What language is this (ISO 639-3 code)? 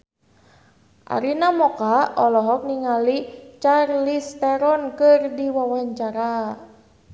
sun